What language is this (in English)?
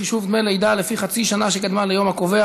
Hebrew